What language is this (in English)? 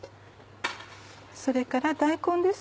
Japanese